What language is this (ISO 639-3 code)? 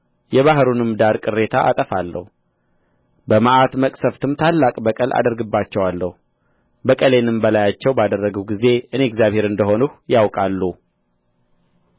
amh